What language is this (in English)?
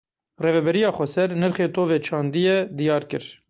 Kurdish